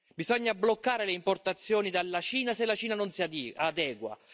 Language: Italian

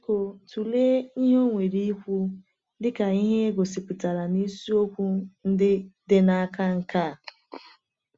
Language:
Igbo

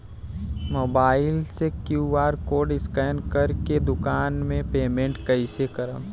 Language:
Bhojpuri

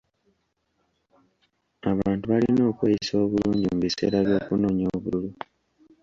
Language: Ganda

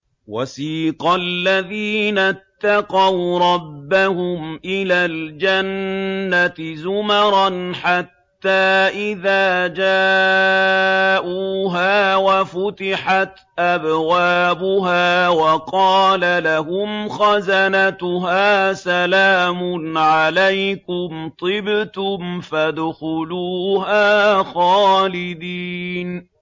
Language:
Arabic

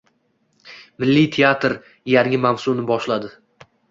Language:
Uzbek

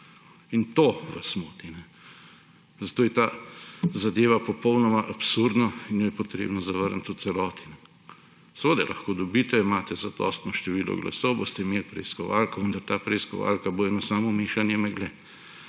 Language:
Slovenian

